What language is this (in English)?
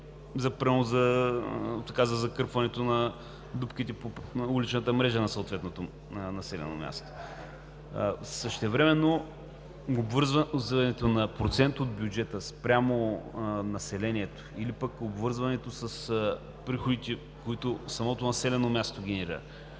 Bulgarian